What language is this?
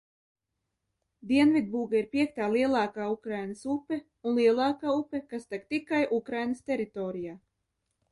Latvian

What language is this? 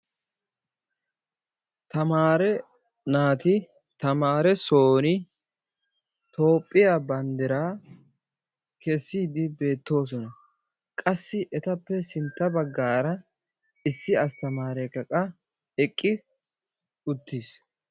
Wolaytta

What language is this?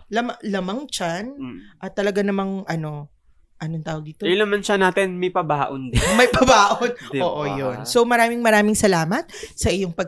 Filipino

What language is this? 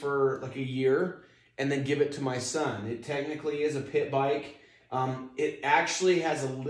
English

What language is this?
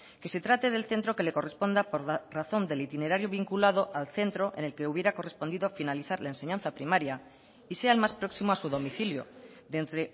Spanish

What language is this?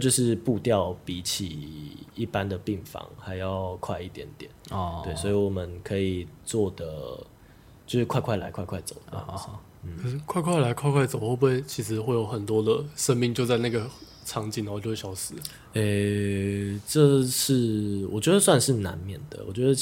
Chinese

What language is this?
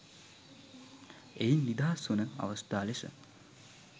Sinhala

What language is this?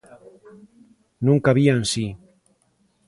Galician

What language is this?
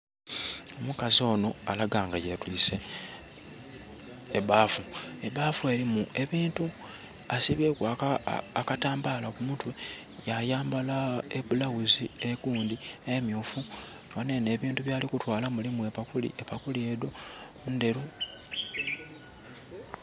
Soga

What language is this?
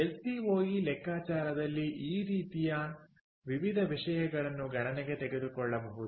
Kannada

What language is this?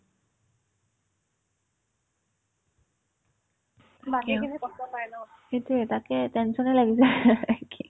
Assamese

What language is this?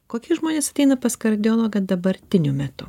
Lithuanian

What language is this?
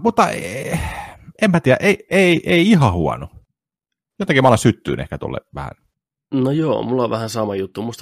Finnish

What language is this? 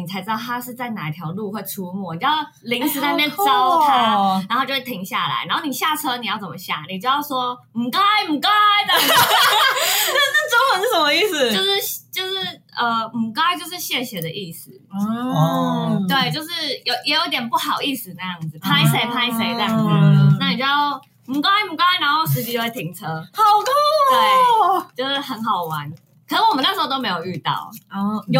Chinese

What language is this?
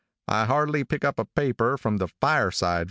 English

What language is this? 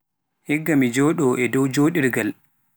Pular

